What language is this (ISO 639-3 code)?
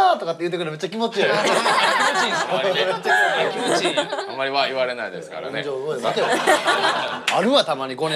jpn